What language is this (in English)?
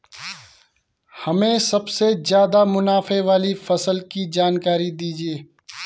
Hindi